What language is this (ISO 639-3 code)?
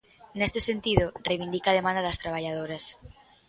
glg